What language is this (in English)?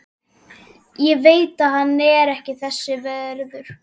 Icelandic